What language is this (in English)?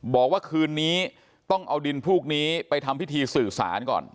Thai